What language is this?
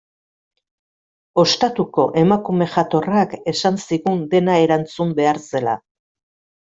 Basque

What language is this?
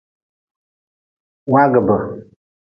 Nawdm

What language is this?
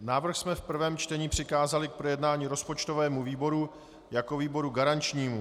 Czech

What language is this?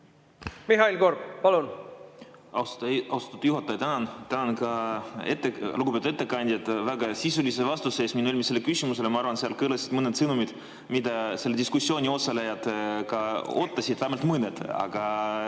Estonian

